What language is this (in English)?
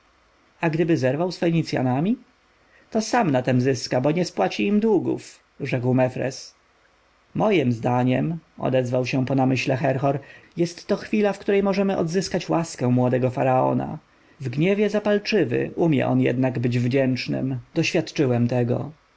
Polish